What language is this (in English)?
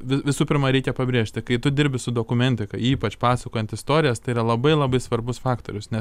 Lithuanian